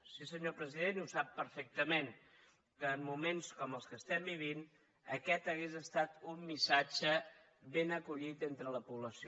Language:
Catalan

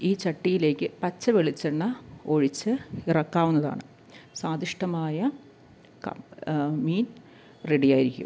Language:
Malayalam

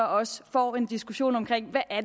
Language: Danish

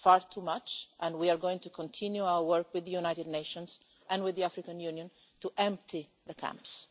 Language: English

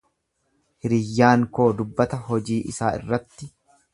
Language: Oromo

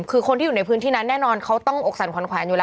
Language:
Thai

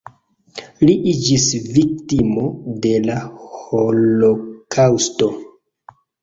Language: Esperanto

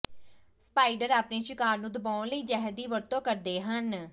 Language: Punjabi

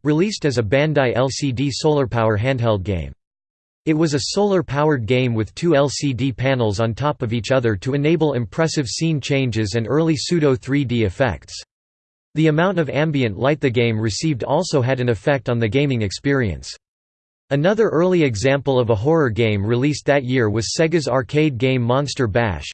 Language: English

